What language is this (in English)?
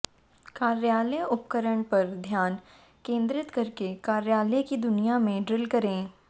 Hindi